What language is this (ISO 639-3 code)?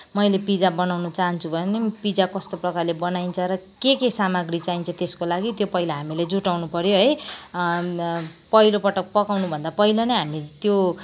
nep